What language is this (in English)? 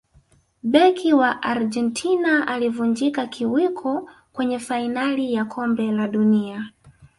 Swahili